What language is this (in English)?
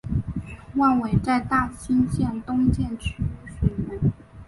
Chinese